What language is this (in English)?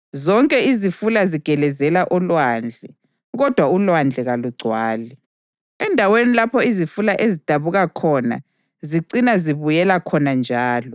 North Ndebele